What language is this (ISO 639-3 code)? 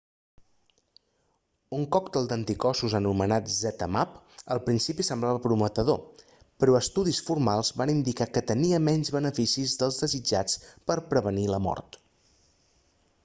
cat